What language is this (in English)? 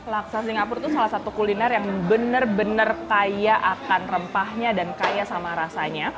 Indonesian